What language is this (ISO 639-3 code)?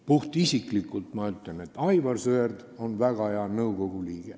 est